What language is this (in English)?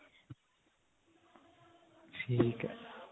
Punjabi